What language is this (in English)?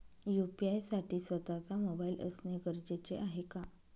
Marathi